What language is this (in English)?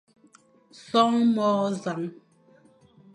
Fang